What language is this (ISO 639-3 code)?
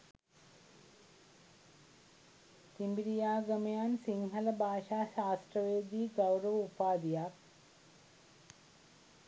sin